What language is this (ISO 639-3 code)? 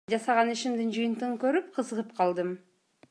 kir